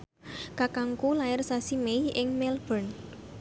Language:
Javanese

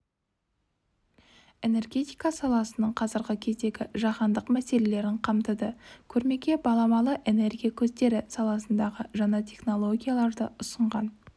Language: Kazakh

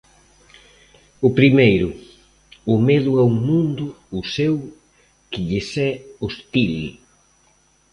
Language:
Galician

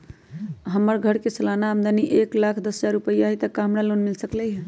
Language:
Magahi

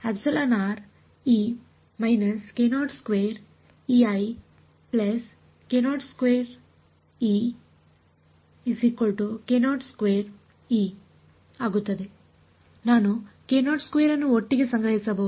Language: Kannada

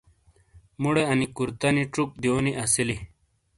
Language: Shina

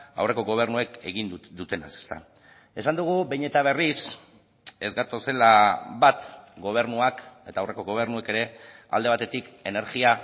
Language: Basque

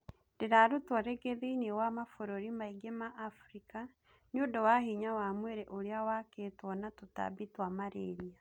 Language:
Kikuyu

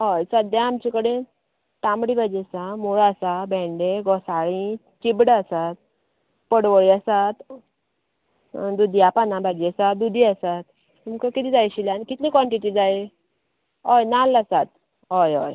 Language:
Konkani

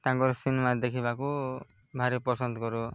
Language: Odia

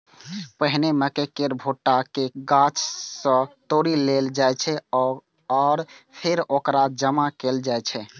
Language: Maithili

